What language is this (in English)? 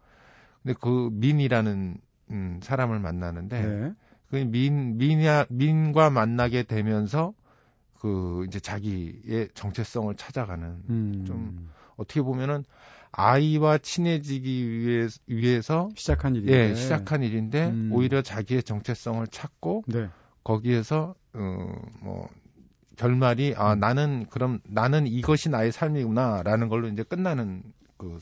Korean